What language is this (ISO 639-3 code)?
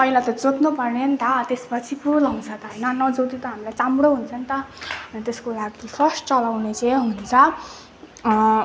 nep